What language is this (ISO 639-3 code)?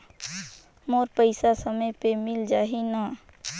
hne